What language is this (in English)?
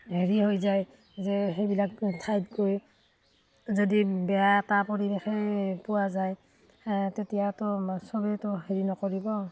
Assamese